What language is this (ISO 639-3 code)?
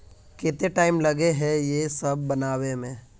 mag